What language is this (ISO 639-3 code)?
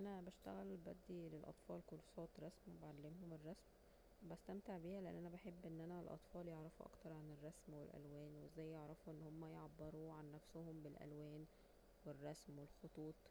arz